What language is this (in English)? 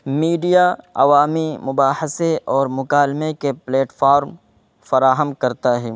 Urdu